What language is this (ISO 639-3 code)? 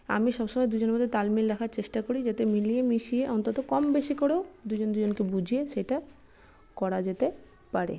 ben